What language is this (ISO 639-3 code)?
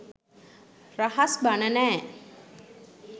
sin